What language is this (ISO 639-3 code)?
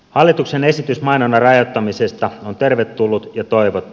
fin